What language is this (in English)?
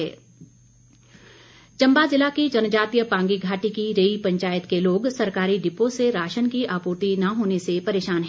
Hindi